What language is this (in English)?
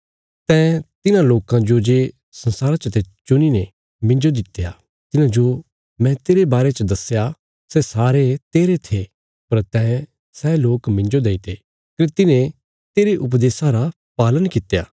Bilaspuri